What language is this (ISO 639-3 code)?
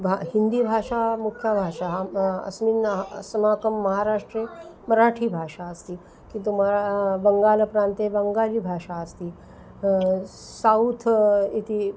san